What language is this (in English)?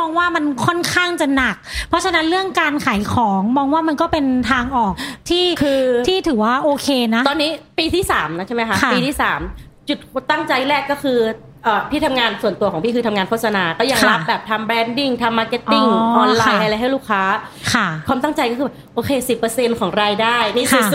Thai